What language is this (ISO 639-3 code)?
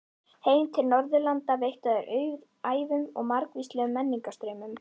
isl